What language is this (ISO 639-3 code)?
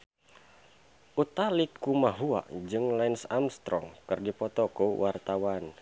sun